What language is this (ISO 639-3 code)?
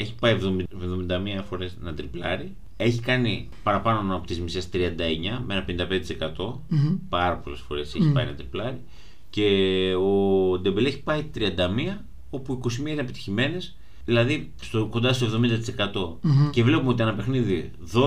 ell